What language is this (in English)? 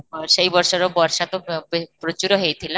Odia